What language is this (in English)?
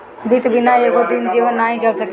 Bhojpuri